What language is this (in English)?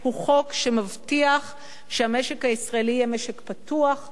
Hebrew